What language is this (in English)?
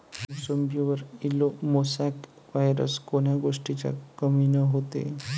Marathi